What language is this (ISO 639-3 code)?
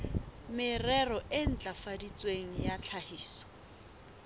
sot